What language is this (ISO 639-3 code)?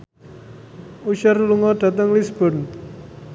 jav